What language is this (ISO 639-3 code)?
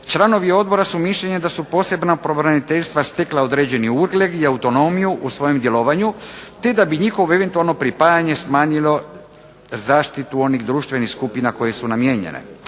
hrv